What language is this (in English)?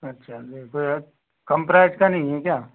Hindi